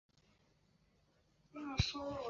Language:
Chinese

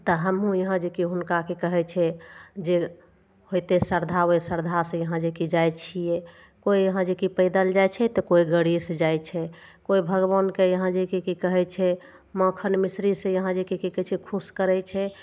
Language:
Maithili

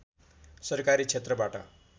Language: Nepali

